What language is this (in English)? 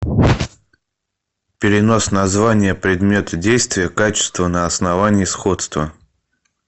Russian